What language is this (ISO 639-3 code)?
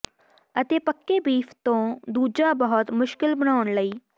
pan